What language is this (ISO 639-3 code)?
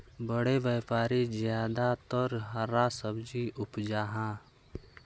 mag